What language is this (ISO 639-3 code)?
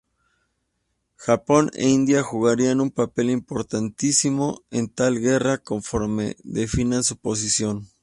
spa